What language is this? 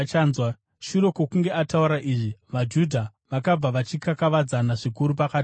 Shona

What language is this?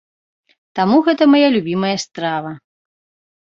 Belarusian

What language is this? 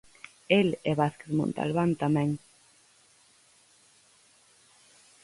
Galician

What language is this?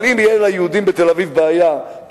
Hebrew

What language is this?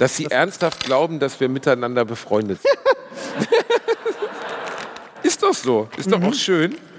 German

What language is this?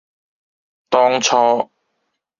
Cantonese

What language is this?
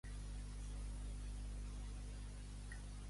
Catalan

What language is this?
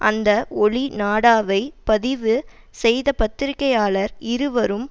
Tamil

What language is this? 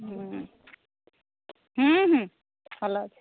Odia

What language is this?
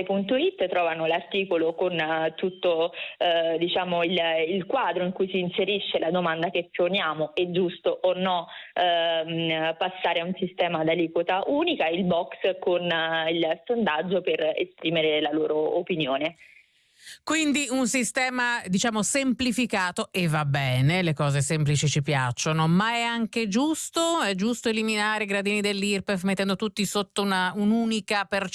Italian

